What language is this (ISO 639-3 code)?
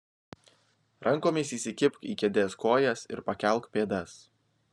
lit